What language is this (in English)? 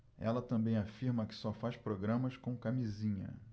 Portuguese